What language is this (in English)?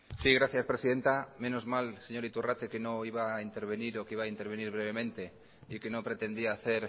Spanish